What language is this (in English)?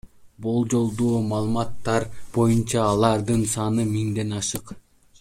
Kyrgyz